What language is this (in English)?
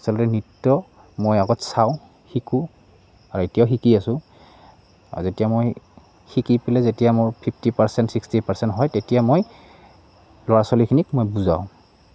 Assamese